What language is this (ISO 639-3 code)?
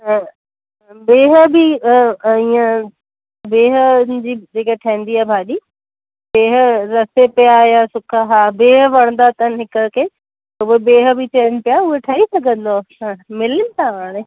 snd